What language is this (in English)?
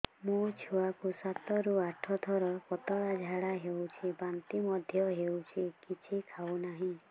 Odia